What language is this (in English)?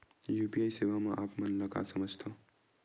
Chhattisgarhi